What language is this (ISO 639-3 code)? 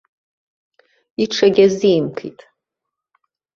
abk